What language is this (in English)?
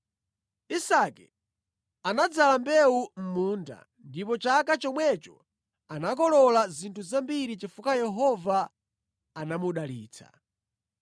Nyanja